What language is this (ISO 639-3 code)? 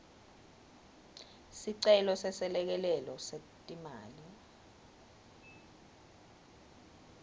ssw